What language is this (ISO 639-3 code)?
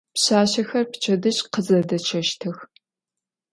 ady